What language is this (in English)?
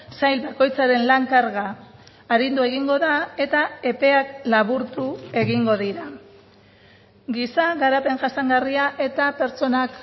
Basque